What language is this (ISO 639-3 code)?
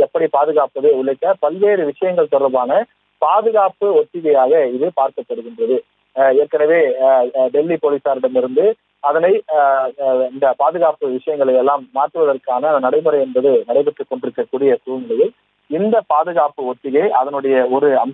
tam